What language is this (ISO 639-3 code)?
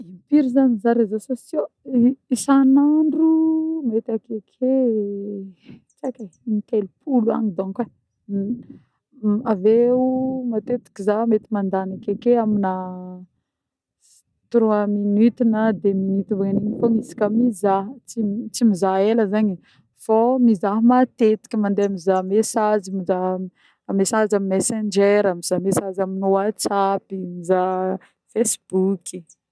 bmm